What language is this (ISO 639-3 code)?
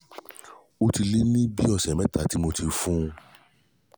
yor